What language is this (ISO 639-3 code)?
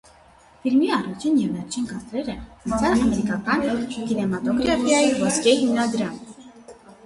hye